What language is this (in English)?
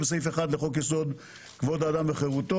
Hebrew